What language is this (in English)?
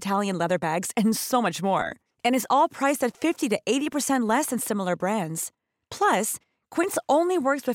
Swedish